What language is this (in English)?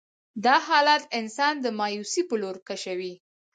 Pashto